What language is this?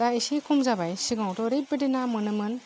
Bodo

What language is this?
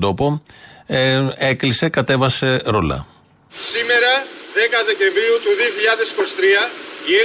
Greek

